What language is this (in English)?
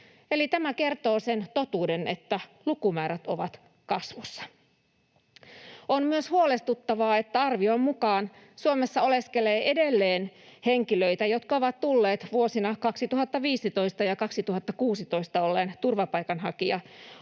Finnish